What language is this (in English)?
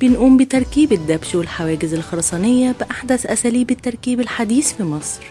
Arabic